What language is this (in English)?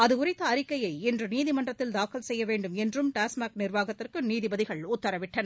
Tamil